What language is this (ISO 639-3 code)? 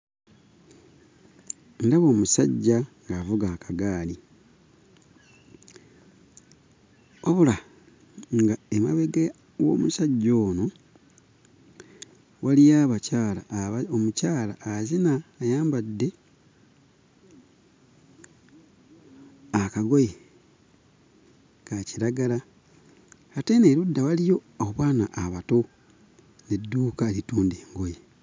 lug